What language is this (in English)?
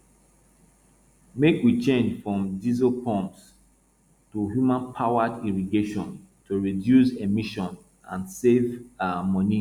Nigerian Pidgin